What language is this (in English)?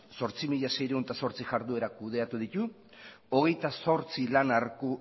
Basque